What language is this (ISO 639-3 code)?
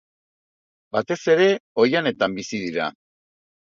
eus